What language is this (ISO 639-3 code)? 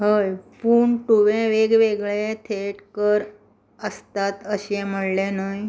kok